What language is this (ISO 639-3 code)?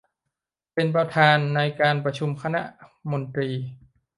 tha